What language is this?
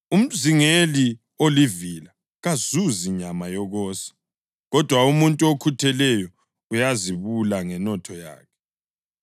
North Ndebele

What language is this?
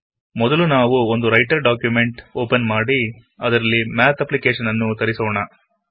Kannada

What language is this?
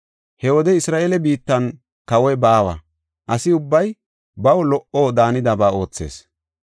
Gofa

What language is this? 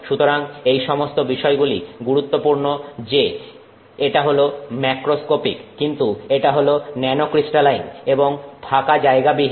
Bangla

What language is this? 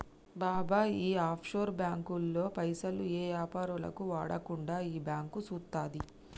Telugu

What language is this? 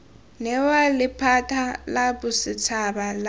Tswana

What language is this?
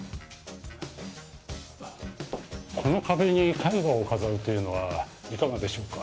Japanese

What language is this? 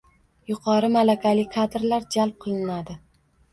Uzbek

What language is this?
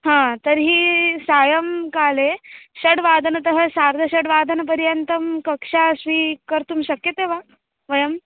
Sanskrit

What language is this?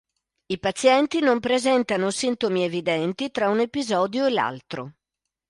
Italian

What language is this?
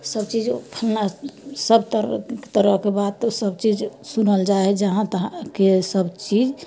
Maithili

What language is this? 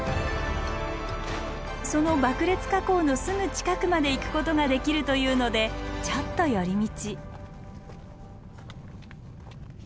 Japanese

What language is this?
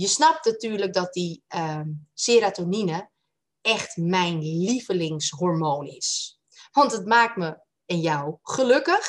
Dutch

